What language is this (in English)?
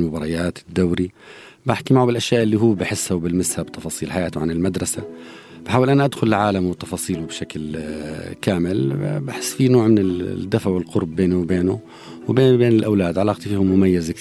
Arabic